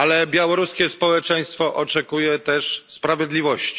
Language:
Polish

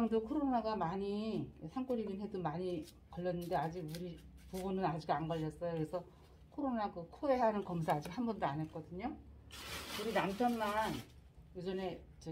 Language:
Korean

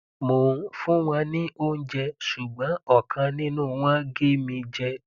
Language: Yoruba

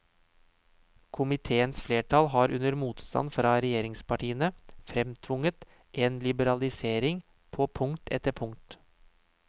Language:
Norwegian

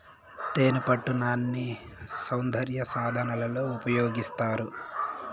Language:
Telugu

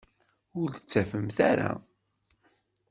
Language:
Kabyle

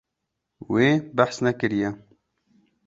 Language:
Kurdish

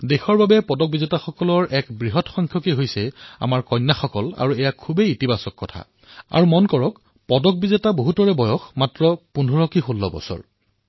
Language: Assamese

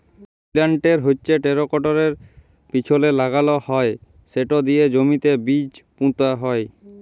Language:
Bangla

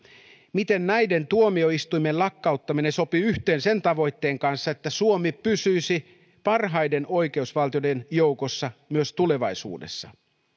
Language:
Finnish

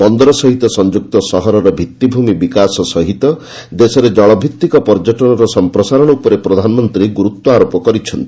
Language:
Odia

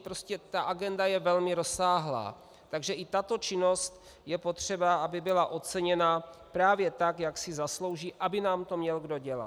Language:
Czech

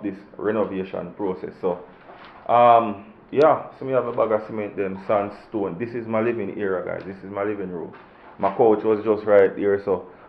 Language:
English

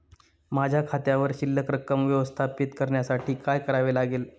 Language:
Marathi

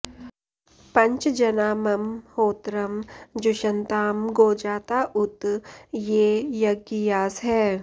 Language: Sanskrit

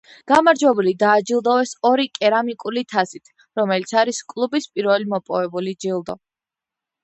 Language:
Georgian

